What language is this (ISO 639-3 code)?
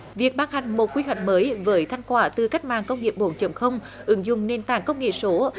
vie